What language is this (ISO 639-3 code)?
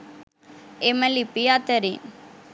sin